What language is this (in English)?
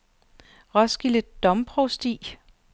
Danish